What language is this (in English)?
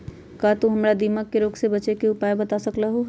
Magahi